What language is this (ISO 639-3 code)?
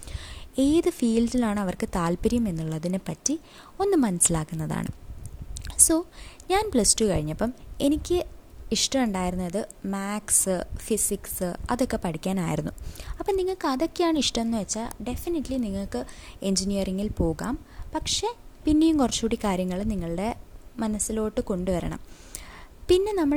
mal